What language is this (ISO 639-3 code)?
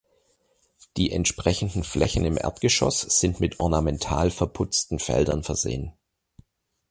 deu